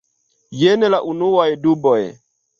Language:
Esperanto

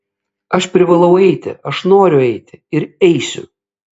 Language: Lithuanian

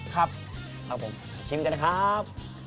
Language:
Thai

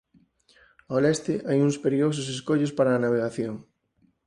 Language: Galician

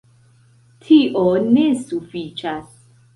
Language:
Esperanto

